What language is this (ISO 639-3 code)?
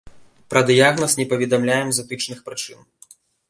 bel